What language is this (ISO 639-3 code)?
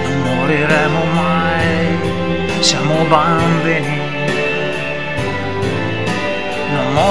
ita